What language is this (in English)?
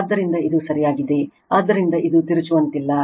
Kannada